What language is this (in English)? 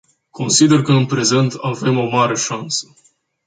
Romanian